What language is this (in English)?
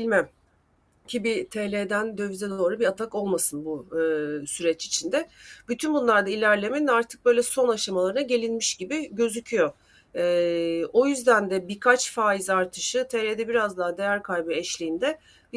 Turkish